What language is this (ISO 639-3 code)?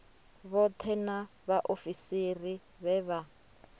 ven